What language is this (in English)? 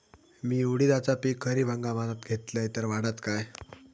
Marathi